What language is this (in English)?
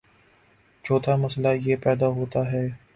Urdu